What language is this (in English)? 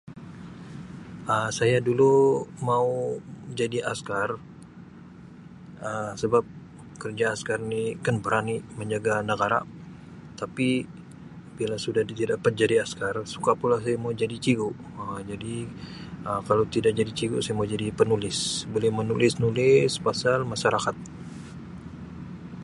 Sabah Malay